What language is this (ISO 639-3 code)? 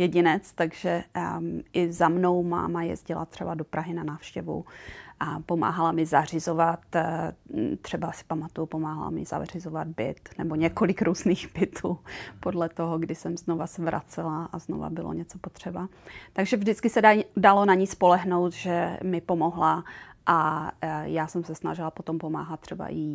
ces